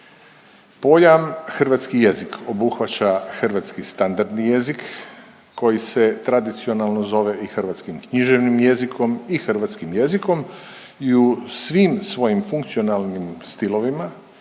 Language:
Croatian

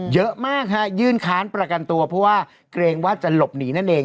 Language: Thai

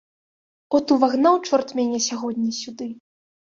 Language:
Belarusian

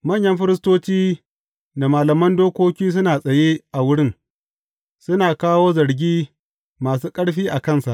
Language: Hausa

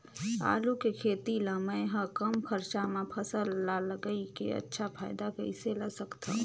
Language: Chhattisgarhi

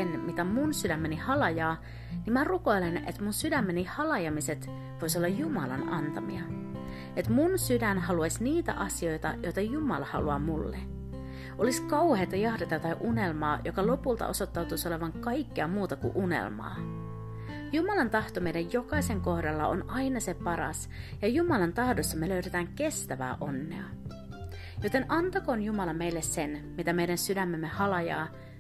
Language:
Finnish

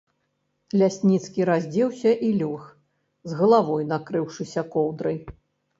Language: Belarusian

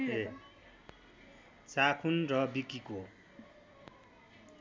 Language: Nepali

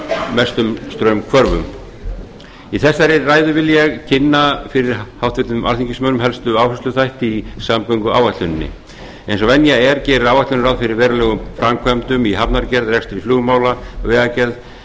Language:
Icelandic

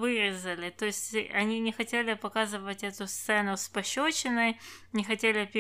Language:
Russian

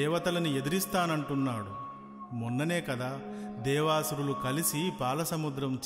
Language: Telugu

